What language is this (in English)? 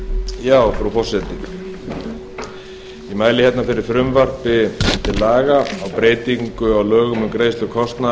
Icelandic